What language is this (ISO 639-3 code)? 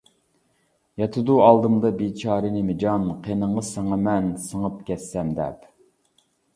uig